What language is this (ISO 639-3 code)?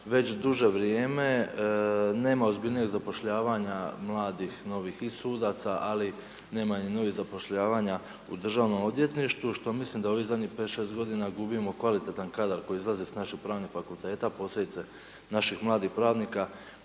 hrv